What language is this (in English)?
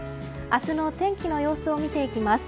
Japanese